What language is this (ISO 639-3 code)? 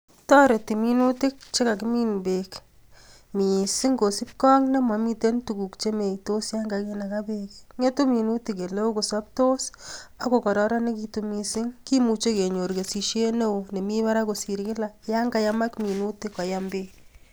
kln